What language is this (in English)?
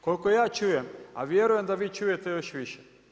Croatian